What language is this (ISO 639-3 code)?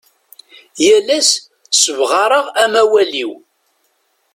kab